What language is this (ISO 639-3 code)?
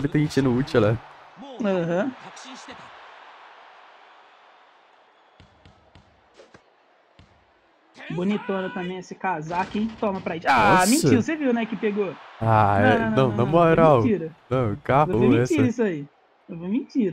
por